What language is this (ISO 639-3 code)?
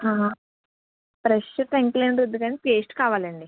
tel